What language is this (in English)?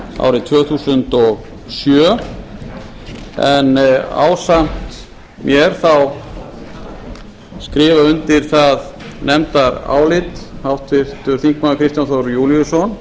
Icelandic